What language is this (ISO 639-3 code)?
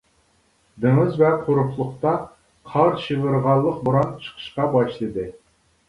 uig